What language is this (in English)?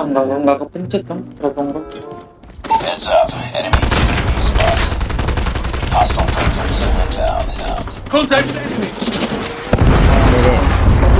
Indonesian